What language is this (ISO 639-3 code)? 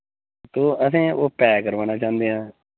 doi